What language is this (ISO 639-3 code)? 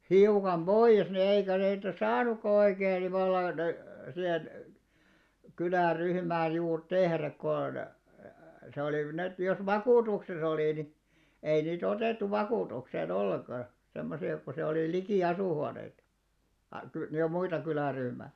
fin